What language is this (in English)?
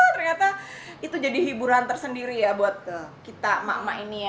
Indonesian